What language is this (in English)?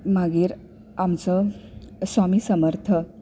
Konkani